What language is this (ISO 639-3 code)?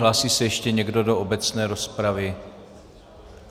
ces